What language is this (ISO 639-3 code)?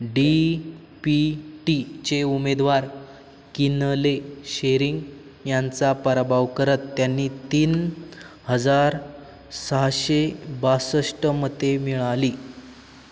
mar